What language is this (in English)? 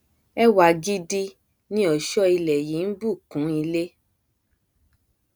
Yoruba